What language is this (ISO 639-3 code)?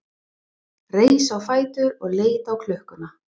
isl